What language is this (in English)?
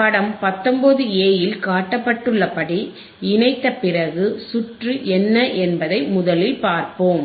Tamil